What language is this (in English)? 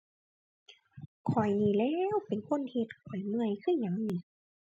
Thai